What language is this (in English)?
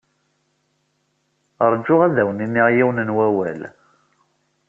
Kabyle